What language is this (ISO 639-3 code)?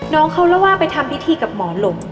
tha